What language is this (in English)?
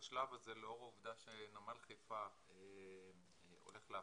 Hebrew